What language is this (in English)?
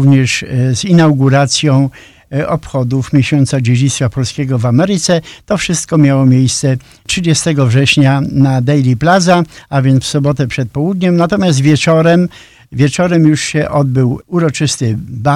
Polish